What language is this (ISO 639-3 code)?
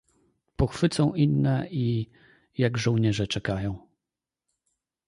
pol